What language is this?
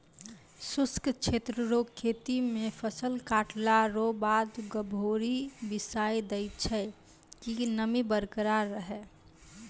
Maithili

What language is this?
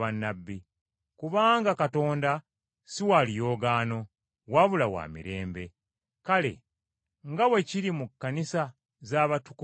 Ganda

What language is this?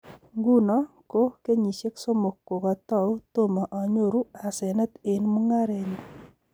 Kalenjin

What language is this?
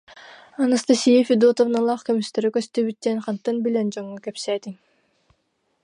Yakut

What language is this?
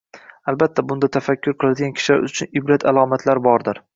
Uzbek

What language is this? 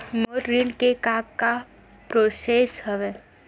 Chhattisgarhi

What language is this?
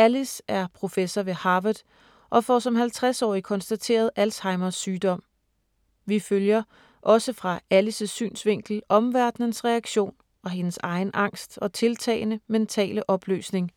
Danish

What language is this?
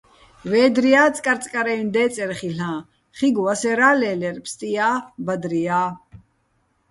Bats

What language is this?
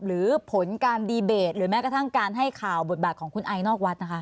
Thai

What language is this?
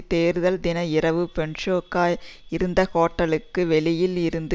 Tamil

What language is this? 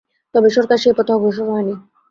Bangla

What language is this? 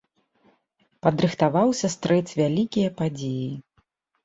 Belarusian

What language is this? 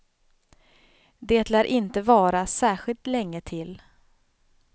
Swedish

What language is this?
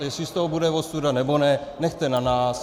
Czech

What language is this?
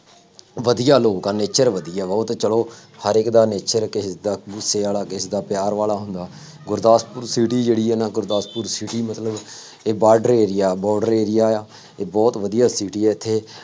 Punjabi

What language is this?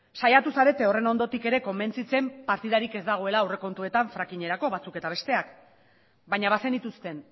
Basque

